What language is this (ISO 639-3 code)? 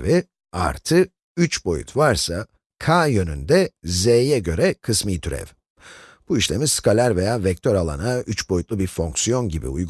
tur